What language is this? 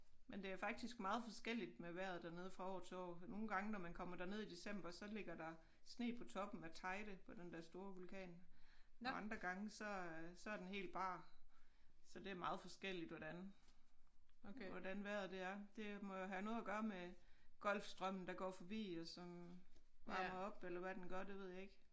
Danish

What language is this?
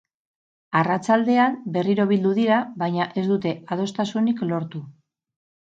Basque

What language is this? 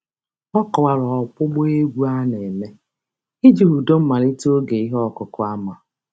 Igbo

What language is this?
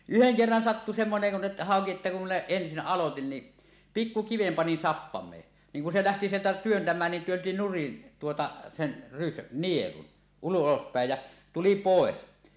Finnish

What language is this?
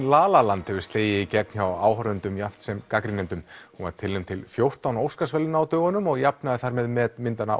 Icelandic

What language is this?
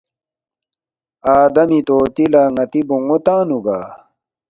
Balti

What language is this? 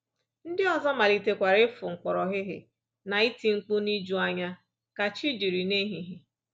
Igbo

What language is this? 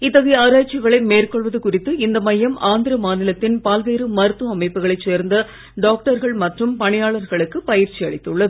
Tamil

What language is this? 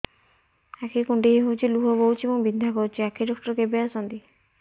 Odia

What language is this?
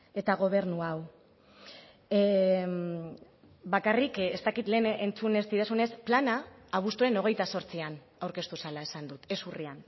Basque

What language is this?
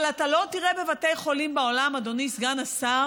Hebrew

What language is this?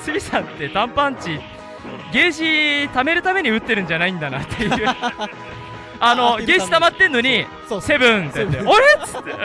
Japanese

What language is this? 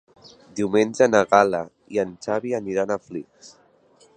Catalan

